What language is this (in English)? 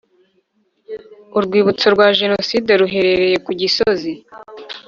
Kinyarwanda